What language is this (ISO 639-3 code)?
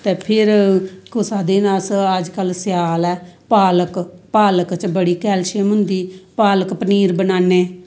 doi